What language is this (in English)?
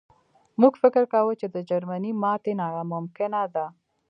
Pashto